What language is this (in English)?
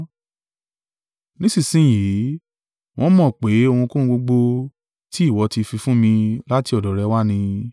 Yoruba